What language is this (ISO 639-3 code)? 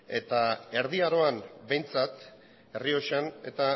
eus